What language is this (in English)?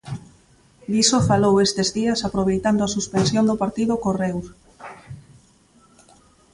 Galician